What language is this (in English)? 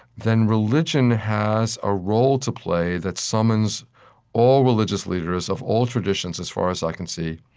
English